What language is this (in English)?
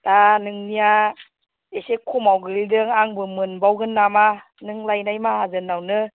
Bodo